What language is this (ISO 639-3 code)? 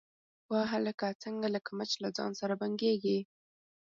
pus